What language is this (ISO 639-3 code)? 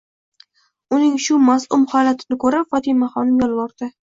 uzb